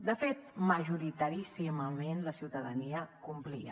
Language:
Catalan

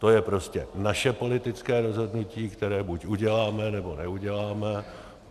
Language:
Czech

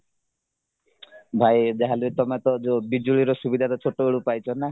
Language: Odia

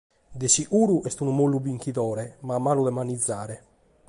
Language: Sardinian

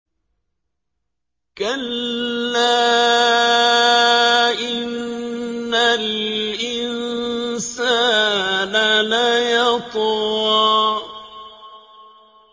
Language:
Arabic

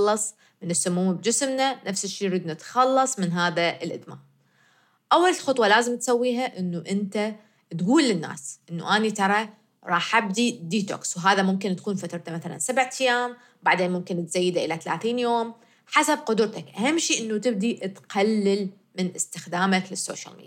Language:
Arabic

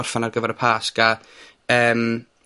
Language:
Welsh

